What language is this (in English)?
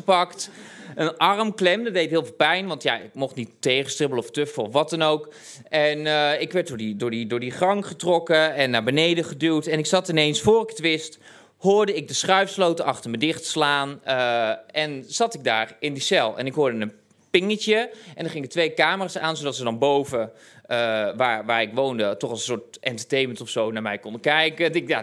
Dutch